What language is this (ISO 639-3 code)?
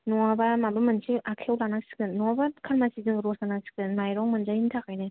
brx